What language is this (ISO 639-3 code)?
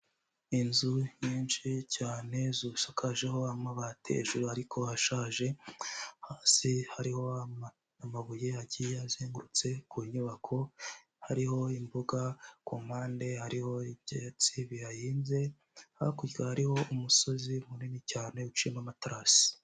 kin